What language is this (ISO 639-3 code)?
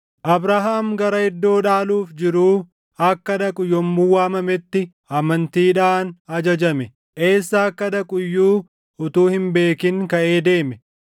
orm